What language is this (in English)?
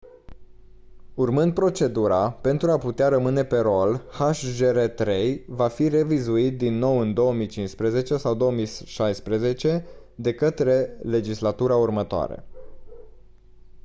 Romanian